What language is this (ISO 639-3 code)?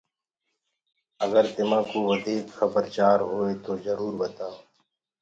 ggg